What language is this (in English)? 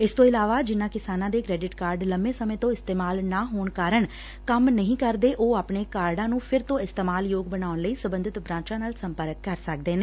Punjabi